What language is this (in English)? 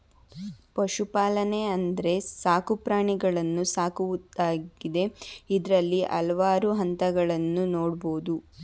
Kannada